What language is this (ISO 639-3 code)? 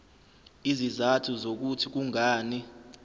zul